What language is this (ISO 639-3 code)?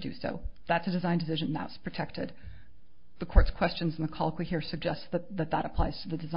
eng